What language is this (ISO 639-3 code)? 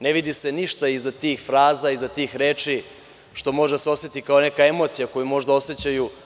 srp